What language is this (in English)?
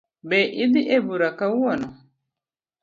Luo (Kenya and Tanzania)